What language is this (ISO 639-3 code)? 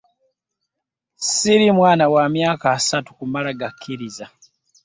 lug